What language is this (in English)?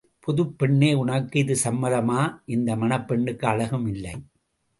Tamil